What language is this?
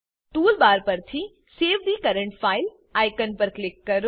Gujarati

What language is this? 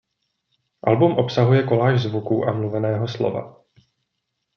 Czech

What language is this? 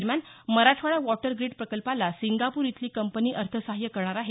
Marathi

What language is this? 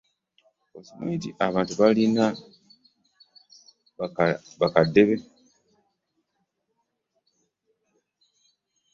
Ganda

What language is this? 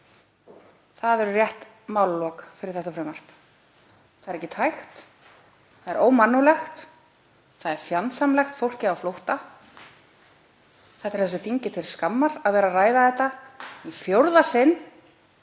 Icelandic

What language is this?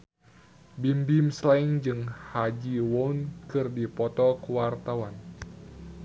Sundanese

